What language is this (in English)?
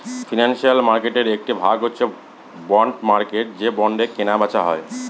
Bangla